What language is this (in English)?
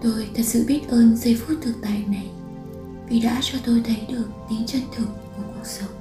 Vietnamese